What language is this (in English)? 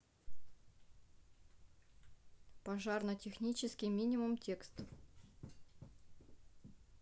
Russian